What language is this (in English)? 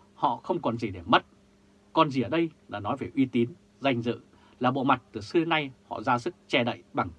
Vietnamese